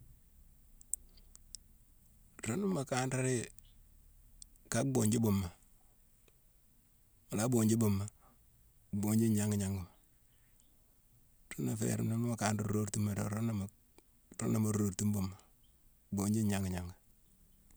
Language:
Mansoanka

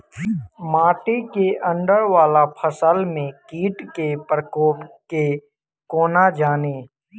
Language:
Maithili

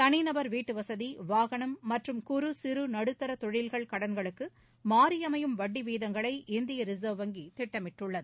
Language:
Tamil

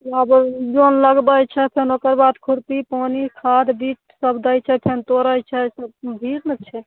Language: Maithili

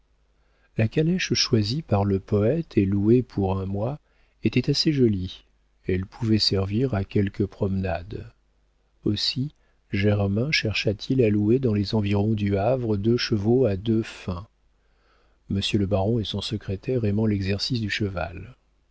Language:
French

